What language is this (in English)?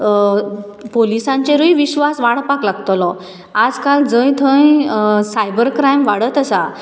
Konkani